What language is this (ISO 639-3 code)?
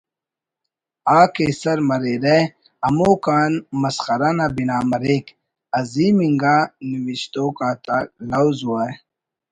brh